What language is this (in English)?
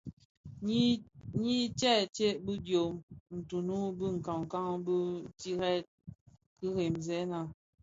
Bafia